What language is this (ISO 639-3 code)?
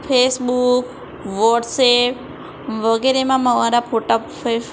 guj